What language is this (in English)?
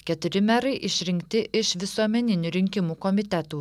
Lithuanian